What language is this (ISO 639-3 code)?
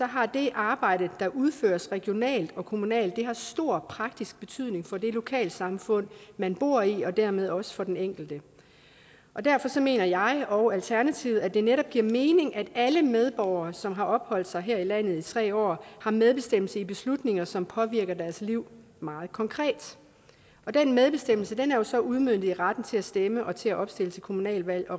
dan